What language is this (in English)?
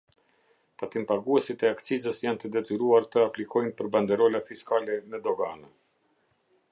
Albanian